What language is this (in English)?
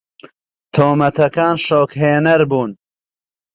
Central Kurdish